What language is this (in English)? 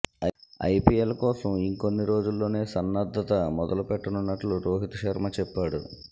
Telugu